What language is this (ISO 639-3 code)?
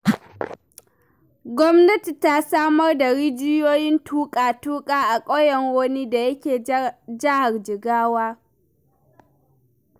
hau